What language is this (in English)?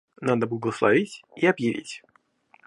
Russian